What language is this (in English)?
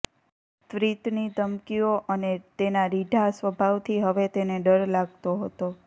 Gujarati